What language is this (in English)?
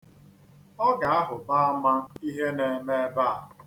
Igbo